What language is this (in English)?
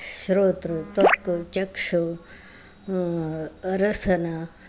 Sanskrit